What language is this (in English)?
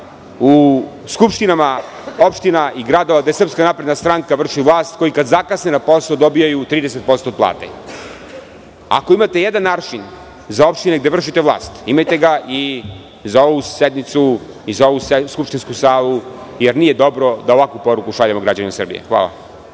Serbian